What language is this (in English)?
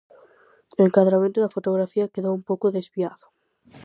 Galician